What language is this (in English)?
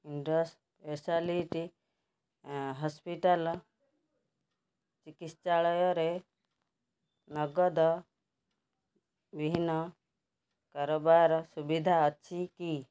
Odia